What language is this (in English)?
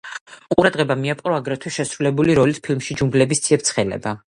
Georgian